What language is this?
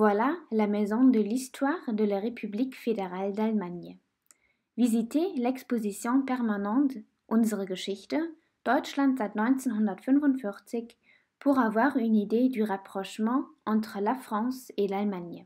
French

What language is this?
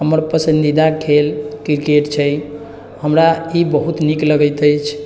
Maithili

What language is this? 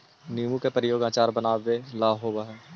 Magahi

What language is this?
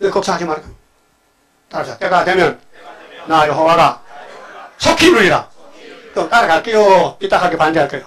Korean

